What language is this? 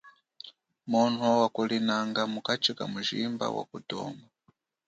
Chokwe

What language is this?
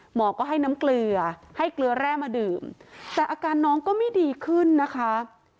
Thai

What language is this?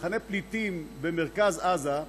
Hebrew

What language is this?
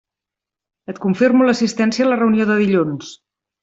Catalan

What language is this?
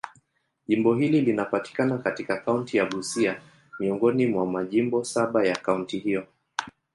Swahili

